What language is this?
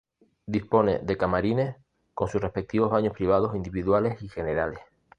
Spanish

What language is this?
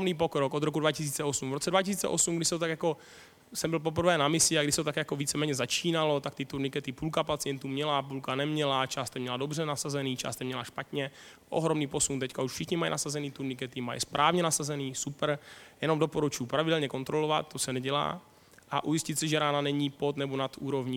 Czech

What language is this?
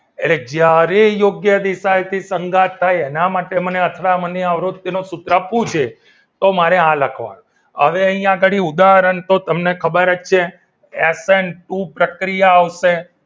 Gujarati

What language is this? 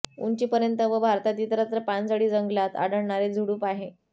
Marathi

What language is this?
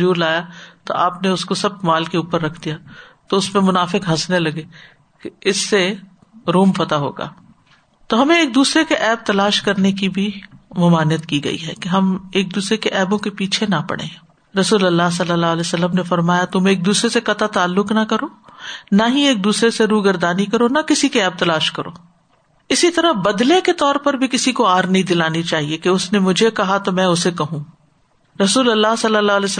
Urdu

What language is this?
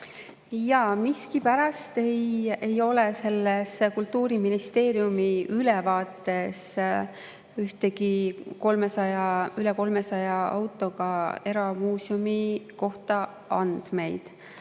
Estonian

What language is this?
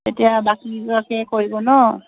Assamese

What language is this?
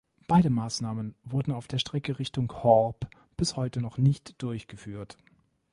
German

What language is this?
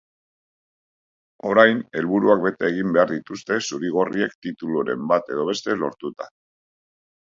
Basque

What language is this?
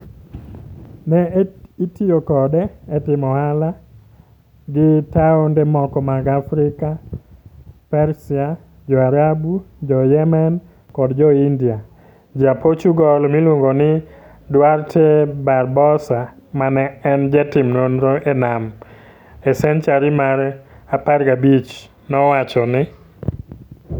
Luo (Kenya and Tanzania)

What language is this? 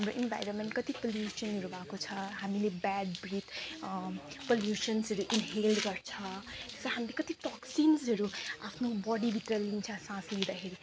Nepali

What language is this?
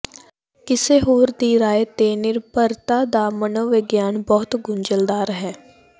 Punjabi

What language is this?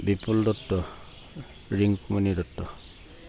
Assamese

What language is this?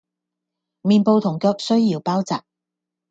Cantonese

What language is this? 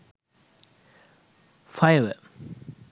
Sinhala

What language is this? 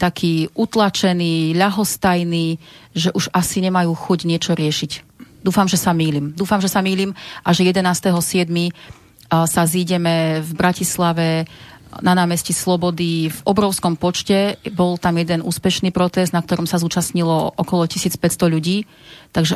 Slovak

